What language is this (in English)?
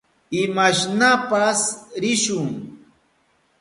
Southern Pastaza Quechua